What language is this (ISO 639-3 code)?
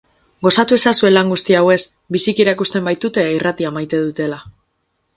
eus